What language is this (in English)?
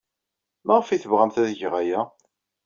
Kabyle